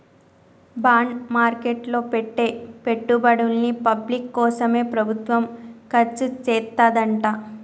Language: Telugu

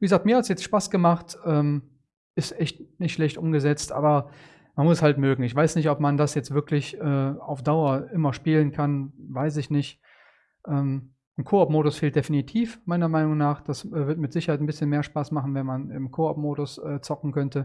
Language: German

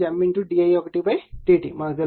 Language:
Telugu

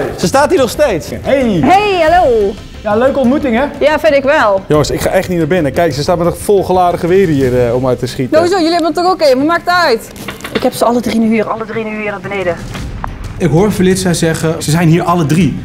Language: Dutch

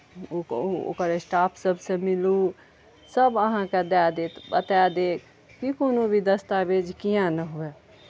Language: Maithili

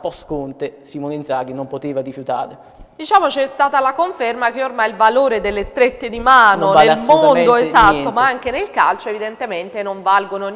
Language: Italian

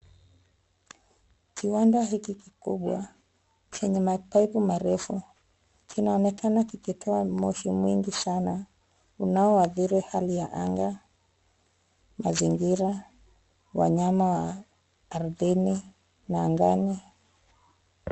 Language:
Swahili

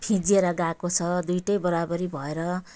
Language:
Nepali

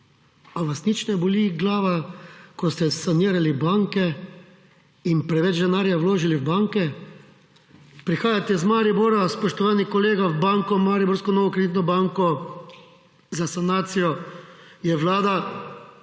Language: Slovenian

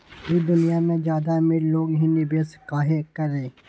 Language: Magahi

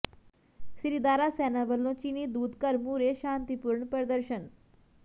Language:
Punjabi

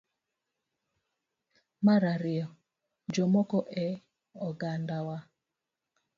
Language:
Luo (Kenya and Tanzania)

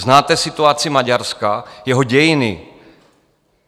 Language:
Czech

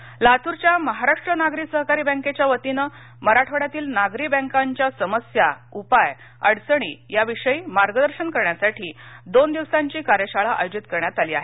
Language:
Marathi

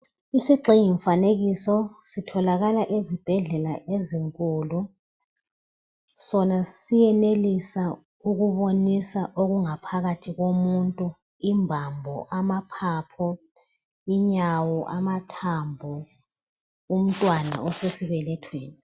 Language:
North Ndebele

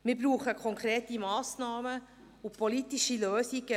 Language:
Swiss German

